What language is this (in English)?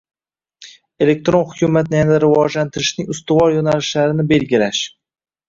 Uzbek